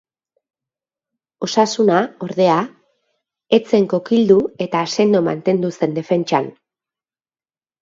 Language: Basque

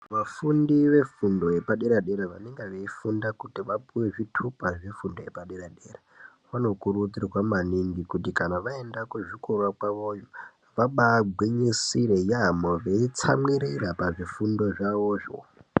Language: Ndau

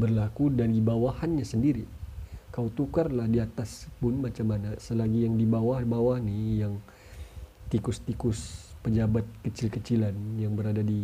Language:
Malay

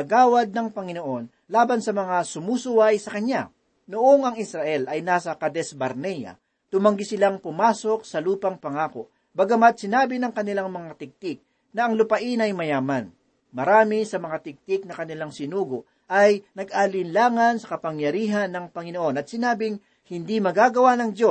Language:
Filipino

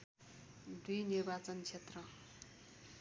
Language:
Nepali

